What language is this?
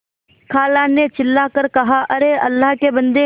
Hindi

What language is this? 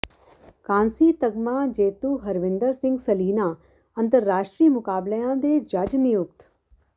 Punjabi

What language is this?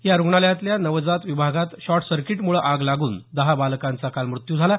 Marathi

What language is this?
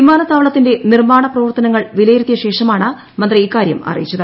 Malayalam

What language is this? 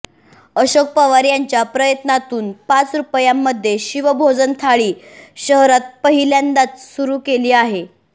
Marathi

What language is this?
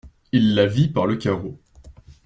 French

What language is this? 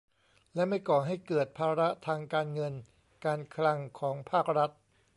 Thai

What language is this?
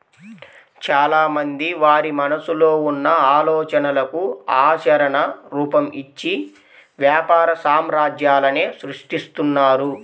Telugu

